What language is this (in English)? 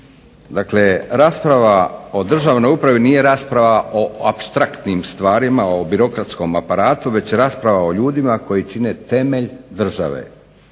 Croatian